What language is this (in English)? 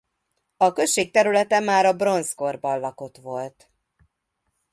Hungarian